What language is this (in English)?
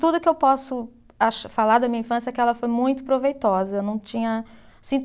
Portuguese